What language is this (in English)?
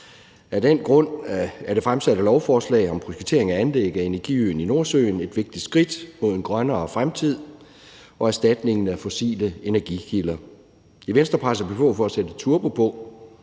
Danish